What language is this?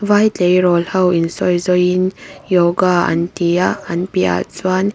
Mizo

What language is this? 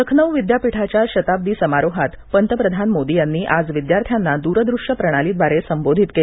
Marathi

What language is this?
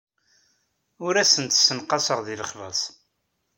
Kabyle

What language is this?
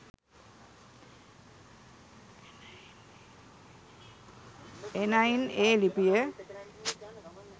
Sinhala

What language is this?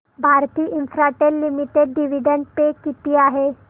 Marathi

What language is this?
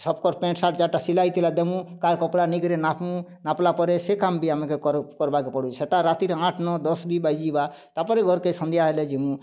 Odia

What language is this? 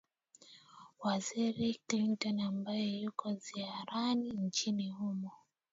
Swahili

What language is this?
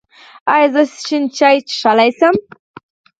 Pashto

